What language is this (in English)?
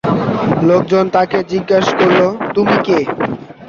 Bangla